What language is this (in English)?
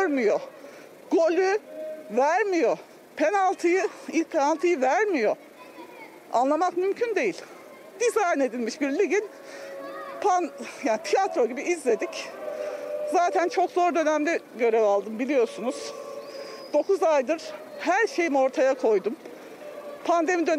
Turkish